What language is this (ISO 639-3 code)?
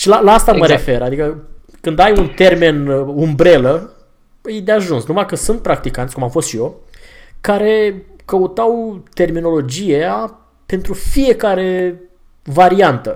ron